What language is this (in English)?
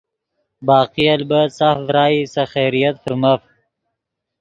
Yidgha